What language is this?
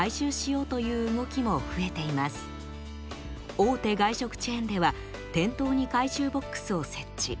Japanese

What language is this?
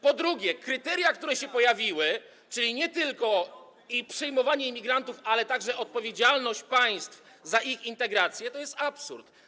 Polish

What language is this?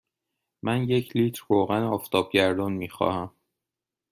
Persian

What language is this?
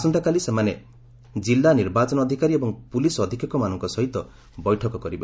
Odia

